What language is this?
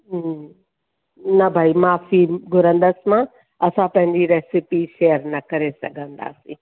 Sindhi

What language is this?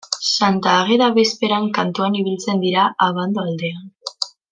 Basque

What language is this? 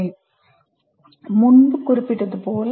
Tamil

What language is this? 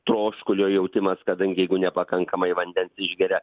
Lithuanian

